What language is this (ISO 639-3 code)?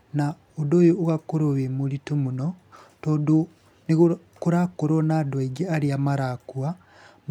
kik